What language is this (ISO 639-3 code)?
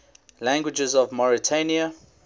eng